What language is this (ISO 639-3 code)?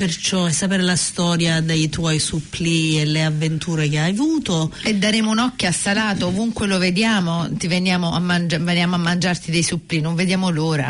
ita